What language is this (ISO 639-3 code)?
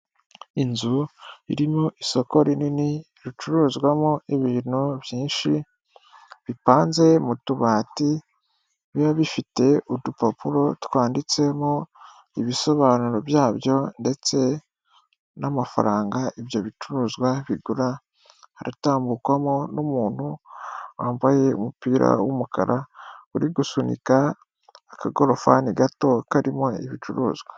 kin